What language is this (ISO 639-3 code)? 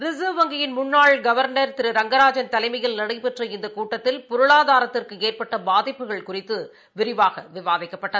tam